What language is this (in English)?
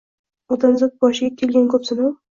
Uzbek